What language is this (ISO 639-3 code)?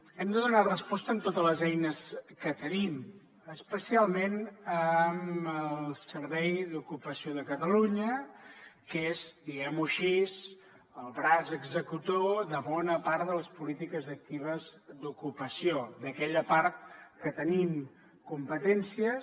cat